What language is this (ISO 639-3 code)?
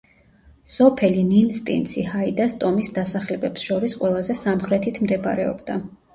kat